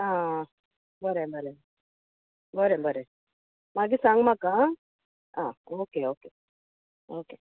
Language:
Konkani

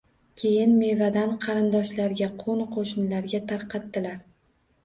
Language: Uzbek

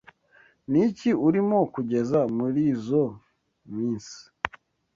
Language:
Kinyarwanda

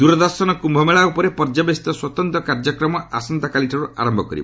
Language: Odia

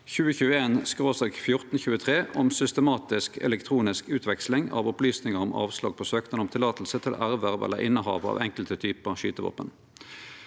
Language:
Norwegian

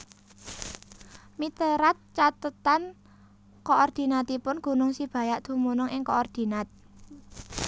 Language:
Javanese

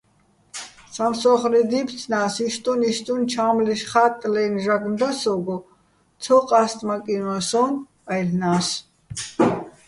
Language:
Bats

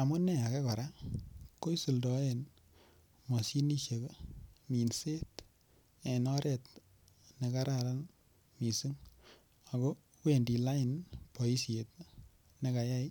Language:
Kalenjin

